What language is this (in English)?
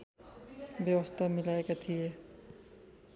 Nepali